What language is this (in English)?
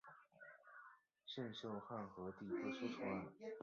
Chinese